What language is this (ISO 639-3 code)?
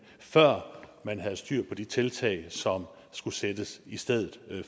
dan